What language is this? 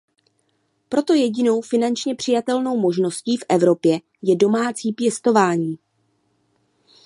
Czech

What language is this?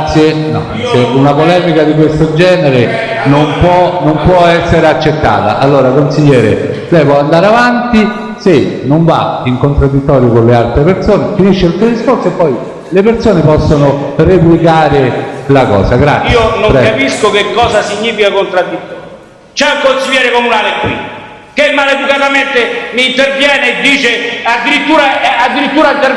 Italian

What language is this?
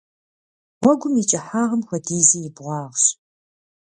Kabardian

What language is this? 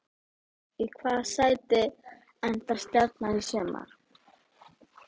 Icelandic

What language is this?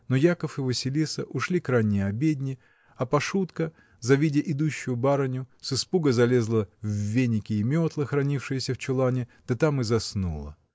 Russian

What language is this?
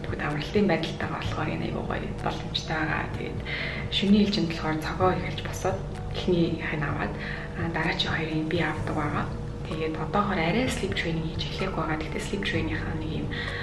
Russian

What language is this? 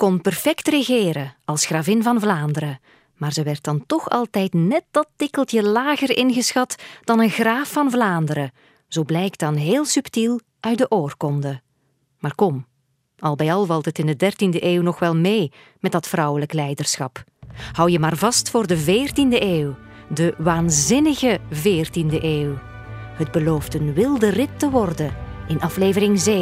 Dutch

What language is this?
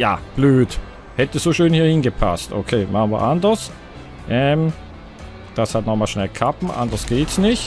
German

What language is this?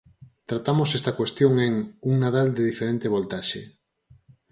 Galician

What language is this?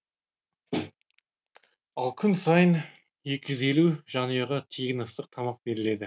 Kazakh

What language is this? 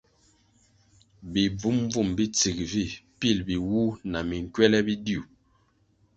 Kwasio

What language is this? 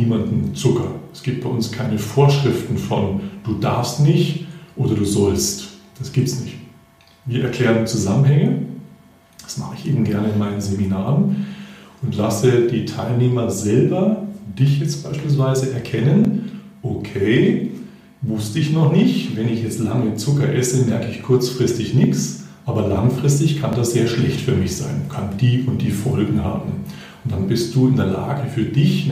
German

